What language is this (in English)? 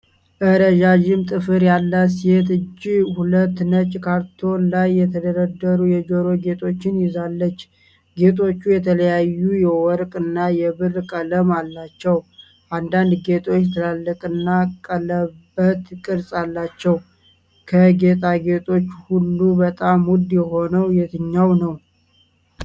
Amharic